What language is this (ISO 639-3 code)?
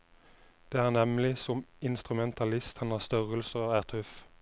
nor